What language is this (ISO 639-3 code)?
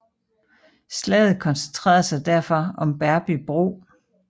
dan